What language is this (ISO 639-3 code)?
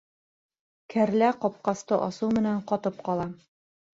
bak